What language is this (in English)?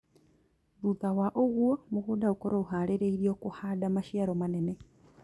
Kikuyu